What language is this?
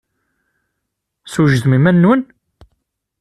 Kabyle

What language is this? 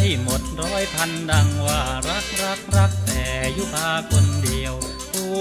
Thai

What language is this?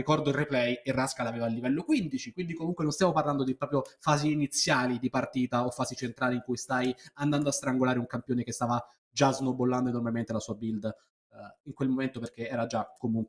Italian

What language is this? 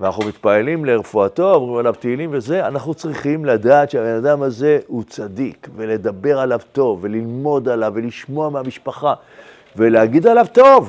Hebrew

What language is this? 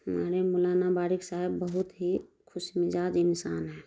Urdu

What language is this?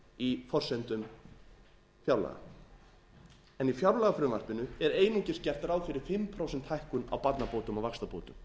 Icelandic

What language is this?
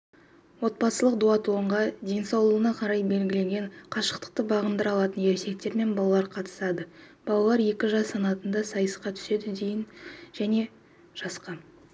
Kazakh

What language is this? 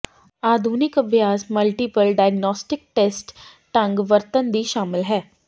Punjabi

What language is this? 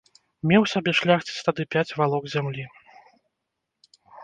Belarusian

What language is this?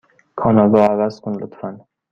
Persian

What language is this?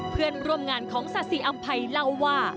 Thai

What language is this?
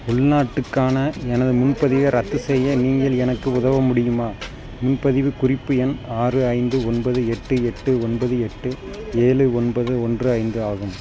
Tamil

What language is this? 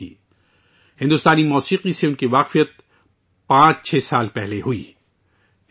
Urdu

